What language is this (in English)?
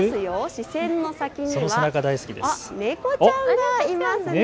Japanese